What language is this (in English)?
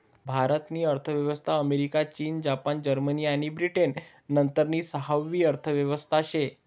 Marathi